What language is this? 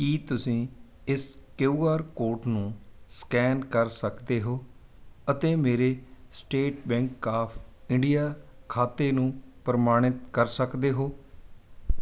Punjabi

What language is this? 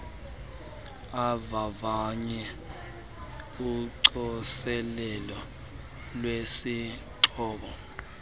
Xhosa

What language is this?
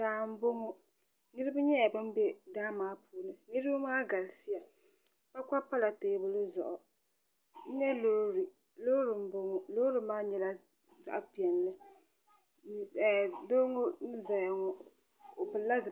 Dagbani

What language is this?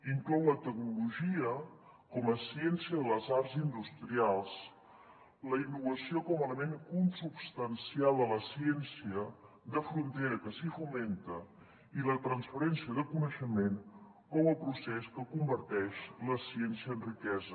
Catalan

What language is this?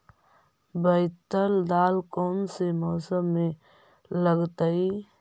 Magahi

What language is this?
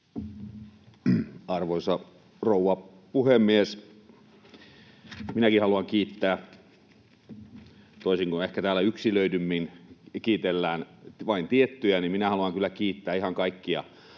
Finnish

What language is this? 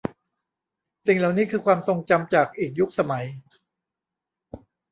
Thai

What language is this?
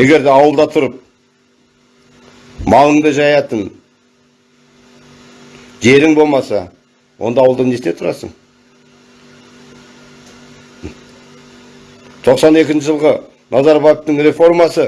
Turkish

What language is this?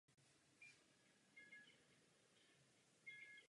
Czech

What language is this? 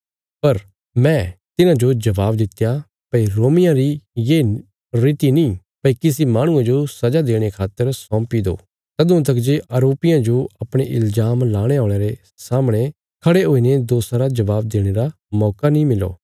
Bilaspuri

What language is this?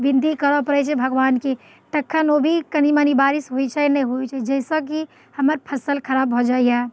Maithili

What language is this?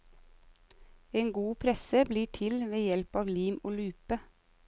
Norwegian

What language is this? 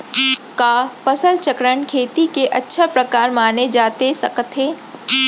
Chhattisgarhi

